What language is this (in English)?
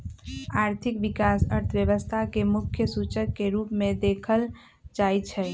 Magahi